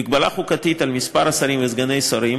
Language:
Hebrew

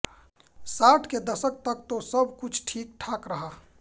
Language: Hindi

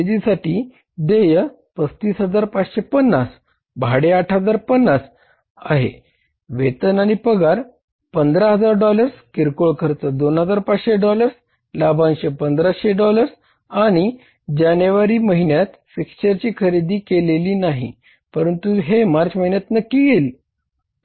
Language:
Marathi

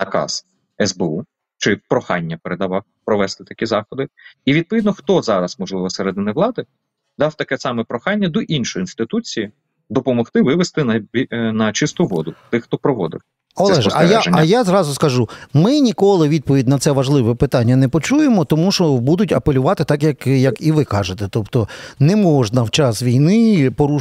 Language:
Ukrainian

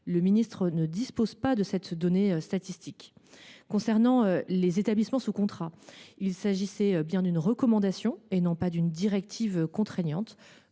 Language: French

